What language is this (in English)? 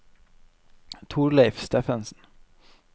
Norwegian